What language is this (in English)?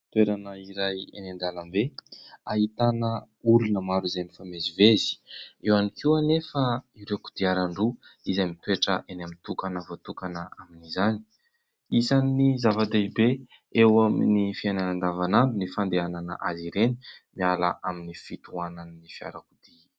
Malagasy